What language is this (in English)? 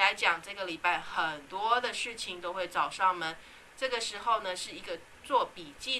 Chinese